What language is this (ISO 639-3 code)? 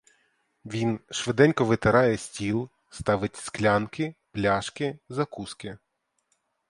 ukr